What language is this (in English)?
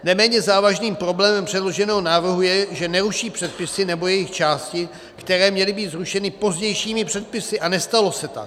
Czech